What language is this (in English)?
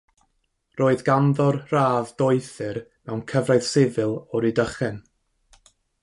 Welsh